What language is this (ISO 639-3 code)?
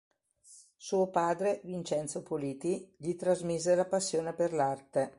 ita